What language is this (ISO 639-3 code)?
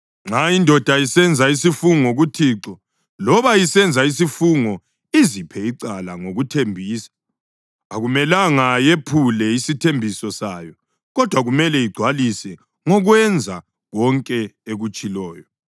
nde